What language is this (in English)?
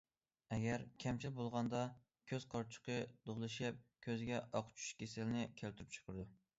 Uyghur